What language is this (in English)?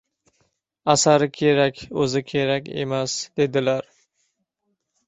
Uzbek